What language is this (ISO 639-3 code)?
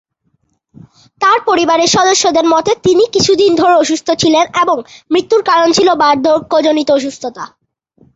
ben